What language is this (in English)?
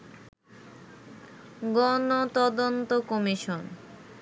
Bangla